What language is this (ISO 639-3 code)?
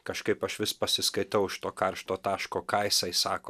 lit